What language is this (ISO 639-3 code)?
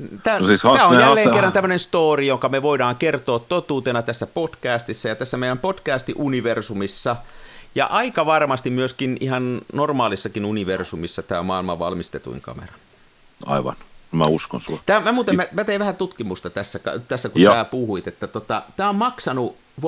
fin